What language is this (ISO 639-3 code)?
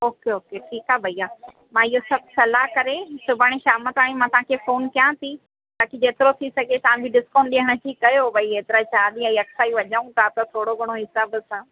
snd